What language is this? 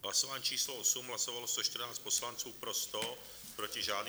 Czech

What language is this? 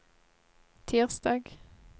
Norwegian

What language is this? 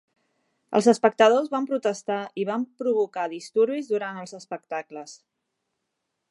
Catalan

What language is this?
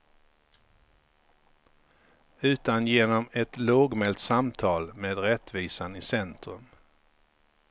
Swedish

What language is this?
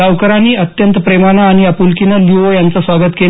Marathi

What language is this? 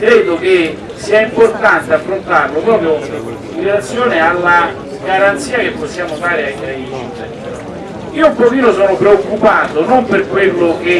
Italian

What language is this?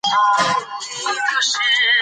Pashto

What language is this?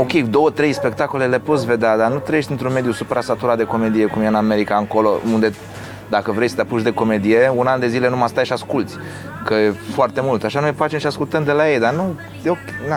Romanian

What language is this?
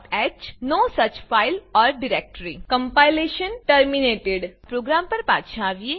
Gujarati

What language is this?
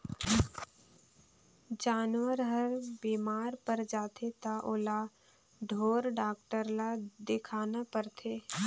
Chhattisgarhi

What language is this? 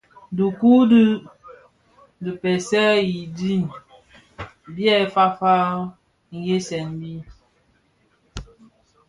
Bafia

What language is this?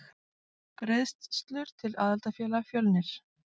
Icelandic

